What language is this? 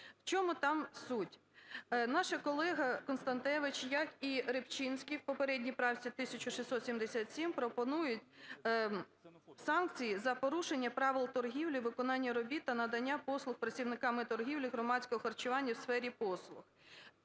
Ukrainian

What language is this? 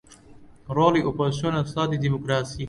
Central Kurdish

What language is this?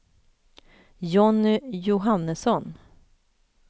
Swedish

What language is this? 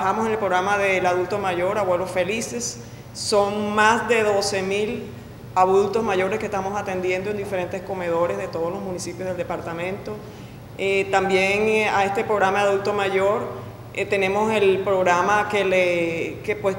Spanish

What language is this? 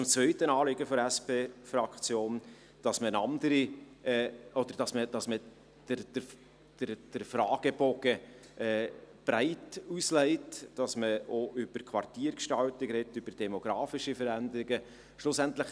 Swiss German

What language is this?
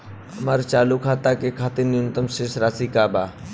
Bhojpuri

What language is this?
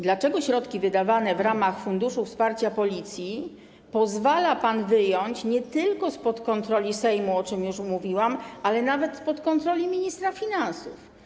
Polish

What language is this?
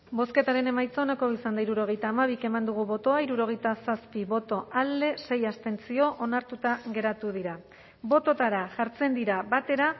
Basque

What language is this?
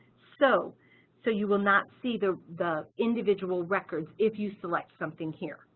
English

